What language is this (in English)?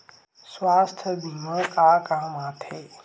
Chhattisgarhi